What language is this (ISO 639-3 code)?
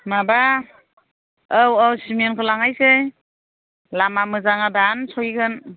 brx